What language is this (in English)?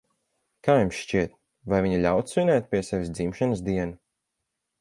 Latvian